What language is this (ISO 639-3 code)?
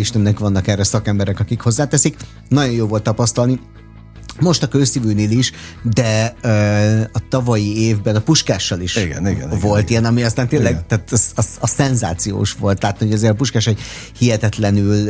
hun